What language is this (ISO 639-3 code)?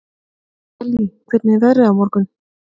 isl